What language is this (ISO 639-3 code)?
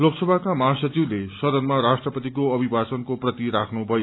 nep